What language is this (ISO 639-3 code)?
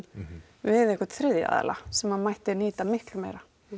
isl